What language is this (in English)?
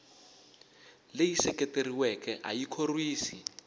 Tsonga